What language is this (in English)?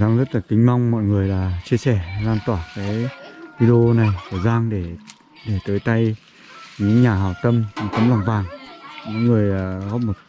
Vietnamese